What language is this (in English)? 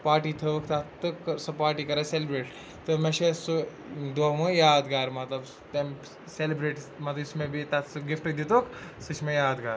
Kashmiri